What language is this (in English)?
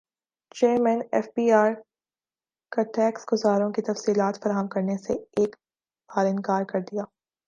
Urdu